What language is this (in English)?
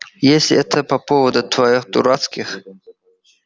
Russian